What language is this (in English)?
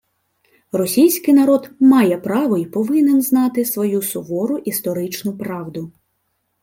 Ukrainian